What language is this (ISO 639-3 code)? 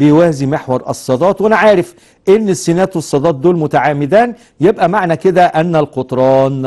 ara